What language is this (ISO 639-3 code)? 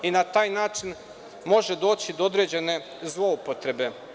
srp